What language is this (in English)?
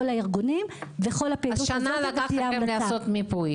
Hebrew